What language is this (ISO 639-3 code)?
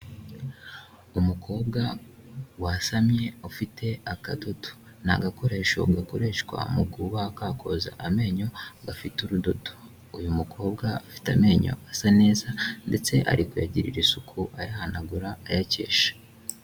kin